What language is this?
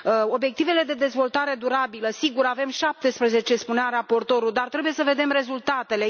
Romanian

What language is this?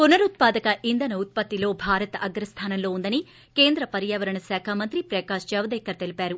Telugu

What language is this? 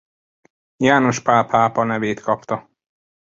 Hungarian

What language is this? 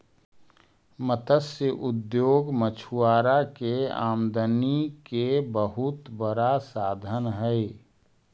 Magahi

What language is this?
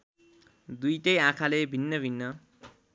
Nepali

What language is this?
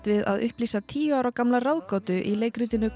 Icelandic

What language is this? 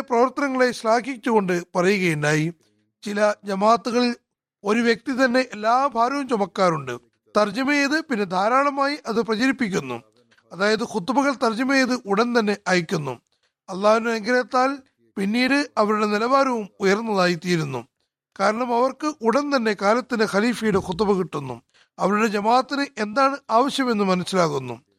Malayalam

